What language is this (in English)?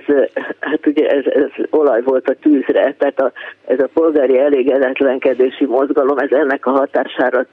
Hungarian